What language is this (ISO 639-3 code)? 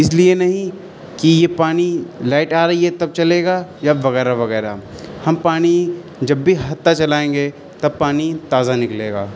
urd